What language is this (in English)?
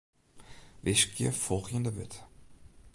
Western Frisian